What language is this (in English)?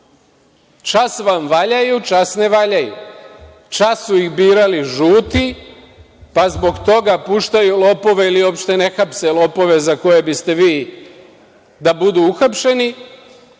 Serbian